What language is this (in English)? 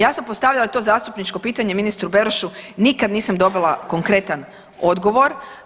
Croatian